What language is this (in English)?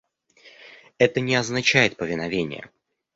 Russian